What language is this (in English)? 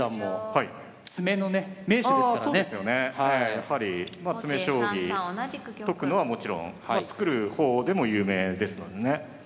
Japanese